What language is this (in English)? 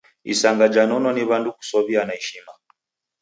Taita